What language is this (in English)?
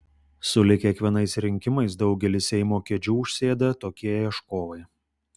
Lithuanian